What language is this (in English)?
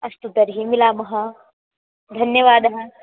Sanskrit